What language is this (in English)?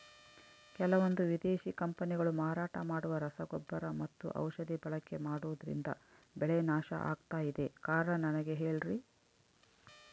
Kannada